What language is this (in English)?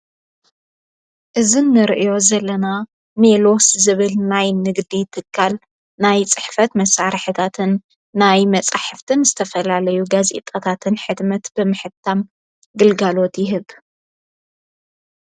Tigrinya